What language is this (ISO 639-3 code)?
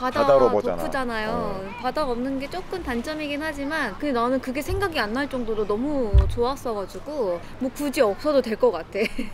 kor